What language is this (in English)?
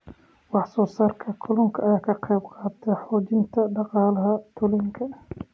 Somali